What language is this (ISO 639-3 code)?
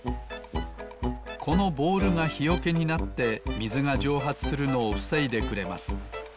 jpn